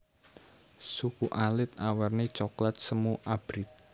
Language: Javanese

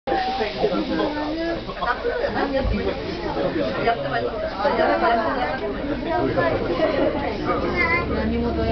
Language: Japanese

